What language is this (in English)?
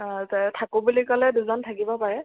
Assamese